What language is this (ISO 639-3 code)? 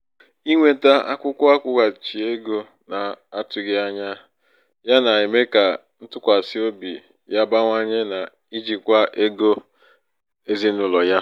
ibo